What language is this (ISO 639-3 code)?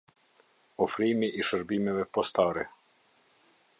sqi